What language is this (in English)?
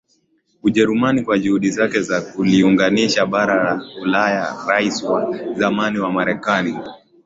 Swahili